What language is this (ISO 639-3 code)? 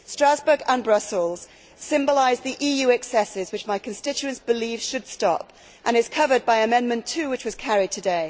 eng